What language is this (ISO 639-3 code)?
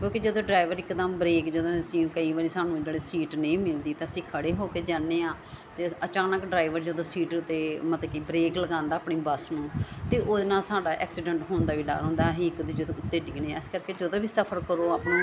pan